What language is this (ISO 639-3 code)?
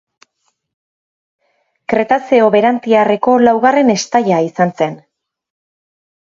eus